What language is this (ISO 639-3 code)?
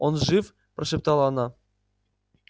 rus